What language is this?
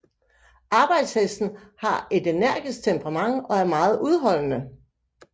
Danish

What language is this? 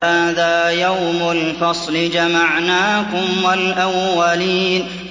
Arabic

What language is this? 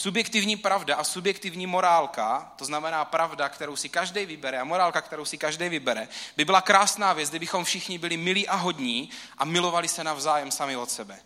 Czech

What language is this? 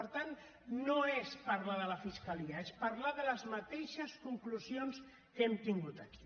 Catalan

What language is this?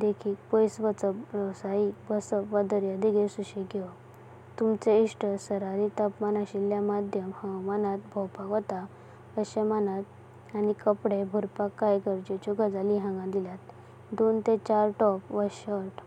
Konkani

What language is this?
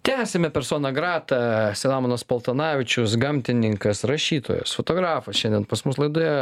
Lithuanian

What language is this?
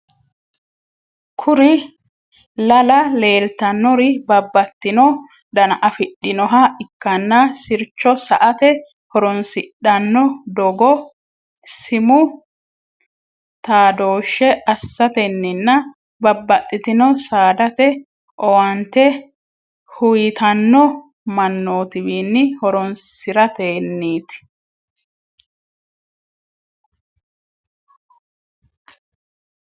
Sidamo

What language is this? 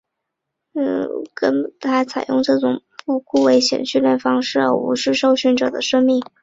Chinese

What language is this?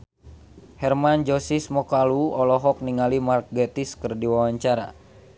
Sundanese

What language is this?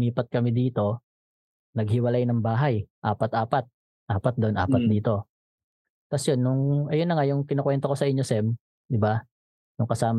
Filipino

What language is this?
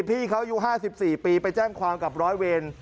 Thai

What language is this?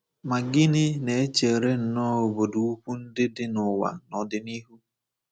Igbo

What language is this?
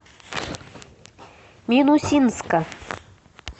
Russian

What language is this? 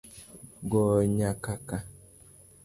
Luo (Kenya and Tanzania)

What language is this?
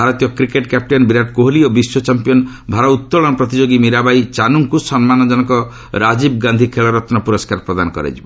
Odia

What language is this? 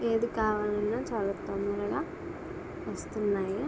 Telugu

